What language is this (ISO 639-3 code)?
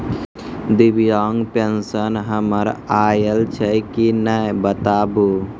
mai